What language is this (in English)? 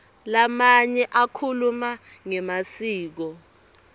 Swati